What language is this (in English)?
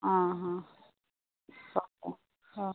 Santali